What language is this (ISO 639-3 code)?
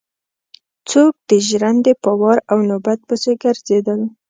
pus